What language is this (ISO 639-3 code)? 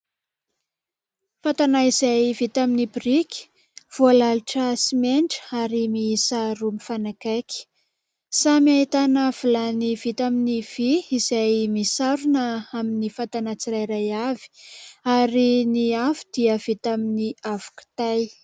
mlg